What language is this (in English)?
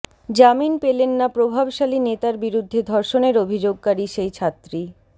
Bangla